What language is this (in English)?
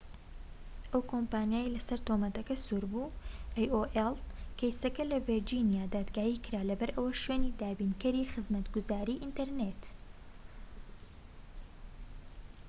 Central Kurdish